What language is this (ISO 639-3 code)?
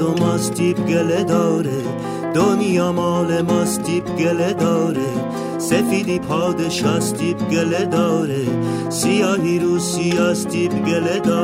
fas